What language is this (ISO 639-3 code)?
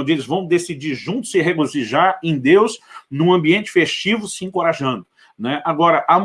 por